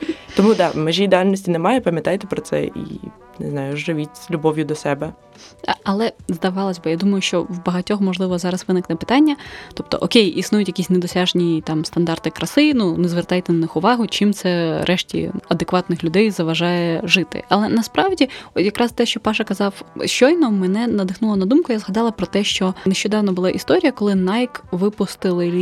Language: Ukrainian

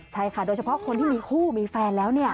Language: Thai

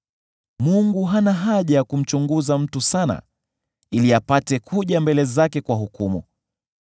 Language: Swahili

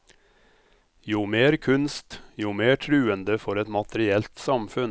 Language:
Norwegian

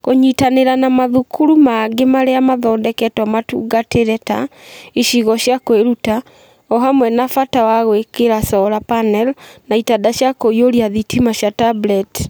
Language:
Kikuyu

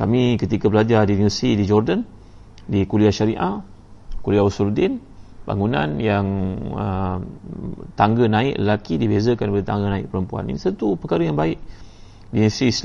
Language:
Malay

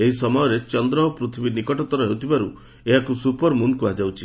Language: Odia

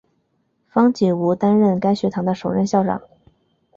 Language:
Chinese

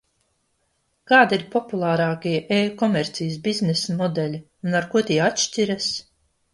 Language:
Latvian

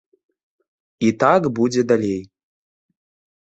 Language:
Belarusian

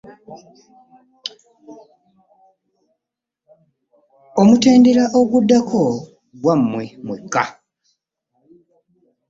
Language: Ganda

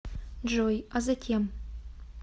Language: Russian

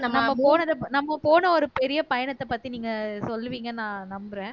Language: Tamil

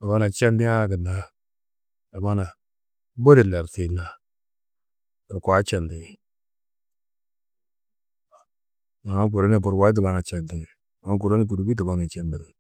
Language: Tedaga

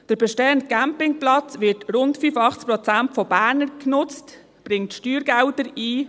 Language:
Swiss German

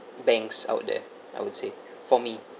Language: English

